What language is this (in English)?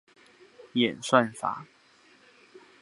Chinese